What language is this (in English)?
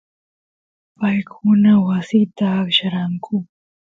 Santiago del Estero Quichua